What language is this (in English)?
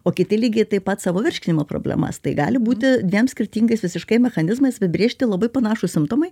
Lithuanian